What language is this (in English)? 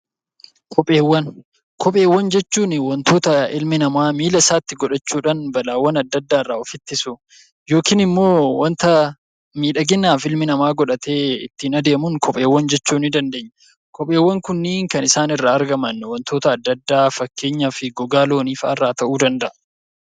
Oromo